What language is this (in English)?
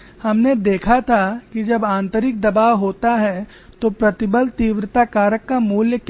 Hindi